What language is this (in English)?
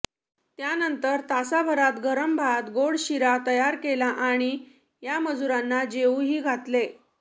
Marathi